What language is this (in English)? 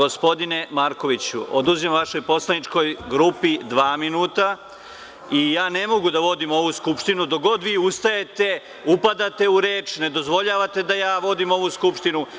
Serbian